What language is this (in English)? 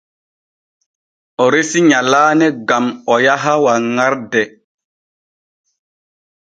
Borgu Fulfulde